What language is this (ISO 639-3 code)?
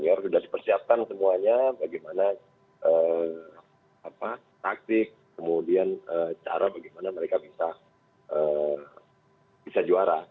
ind